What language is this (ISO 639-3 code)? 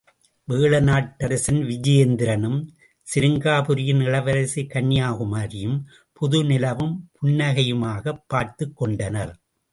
tam